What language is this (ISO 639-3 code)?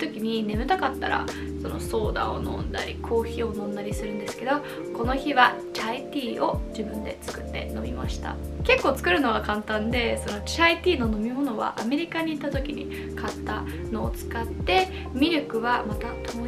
jpn